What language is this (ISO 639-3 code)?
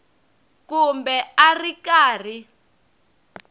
tso